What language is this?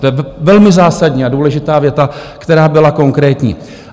Czech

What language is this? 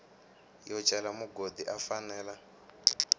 Tsonga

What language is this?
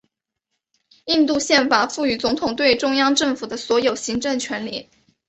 Chinese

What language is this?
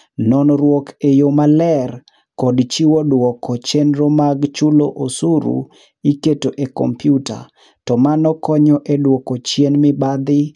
Luo (Kenya and Tanzania)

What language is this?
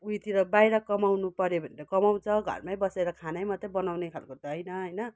Nepali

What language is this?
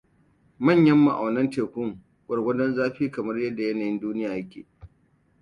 Hausa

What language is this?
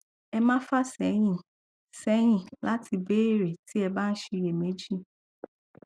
Yoruba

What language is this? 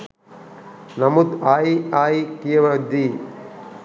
Sinhala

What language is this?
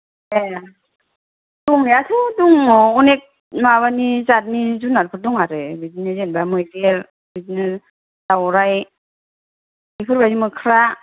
Bodo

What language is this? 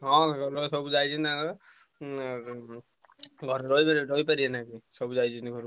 Odia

